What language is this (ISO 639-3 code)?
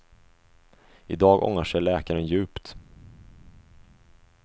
swe